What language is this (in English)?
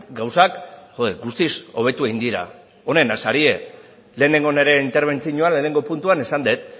Basque